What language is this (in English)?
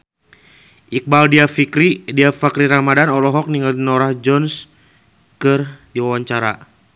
Sundanese